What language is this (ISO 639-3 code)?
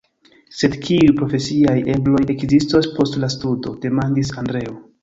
epo